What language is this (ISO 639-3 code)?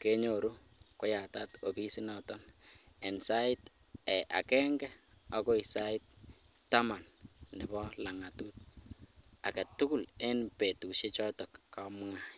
kln